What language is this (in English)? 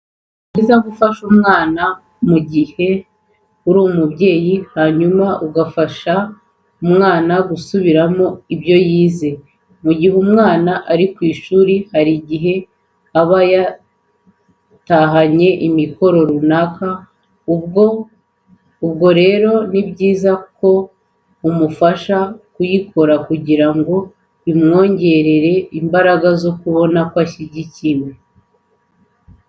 Kinyarwanda